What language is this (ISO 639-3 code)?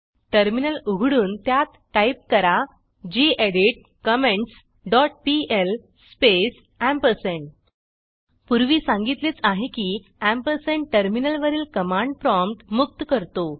mar